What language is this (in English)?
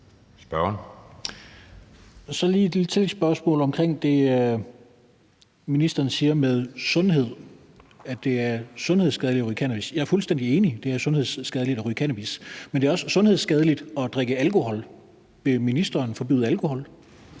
Danish